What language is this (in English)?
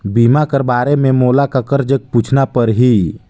Chhattisgarhi